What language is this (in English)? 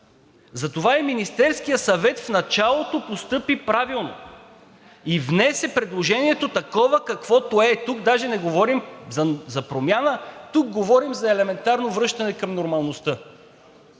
Bulgarian